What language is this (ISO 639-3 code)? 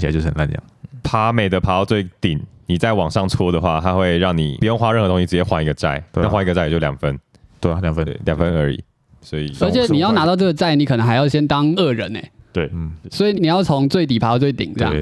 zho